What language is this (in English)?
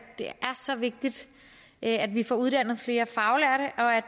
Danish